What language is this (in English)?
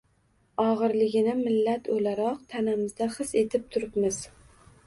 Uzbek